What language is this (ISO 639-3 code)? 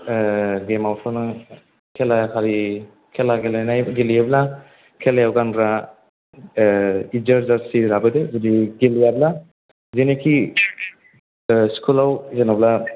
brx